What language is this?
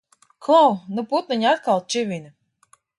Latvian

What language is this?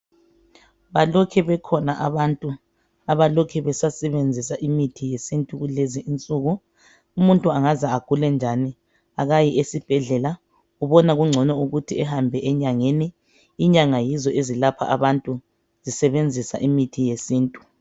North Ndebele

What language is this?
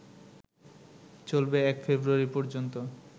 Bangla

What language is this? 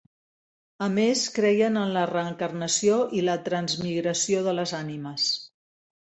Catalan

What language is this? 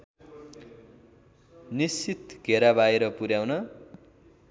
Nepali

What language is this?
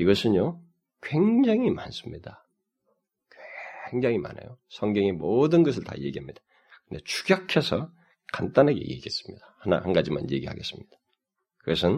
Korean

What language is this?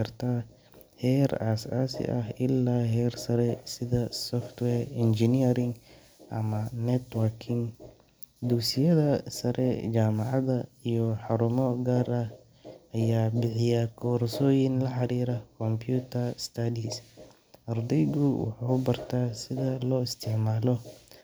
Somali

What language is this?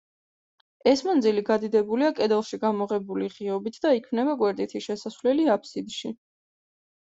Georgian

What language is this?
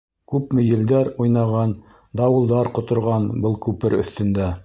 Bashkir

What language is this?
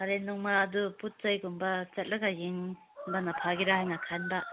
Manipuri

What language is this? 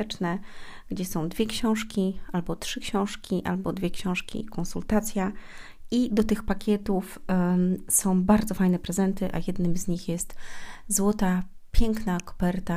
Polish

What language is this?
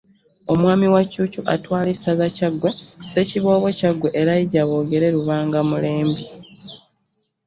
Ganda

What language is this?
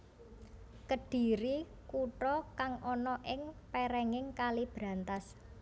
Javanese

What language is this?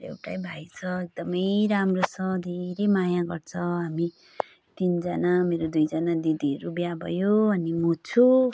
Nepali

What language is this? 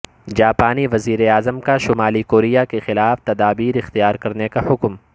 Urdu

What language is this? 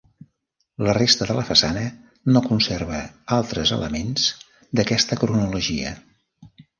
Catalan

